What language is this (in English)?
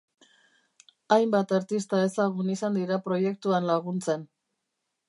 Basque